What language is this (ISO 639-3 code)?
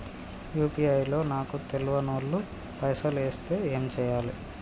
tel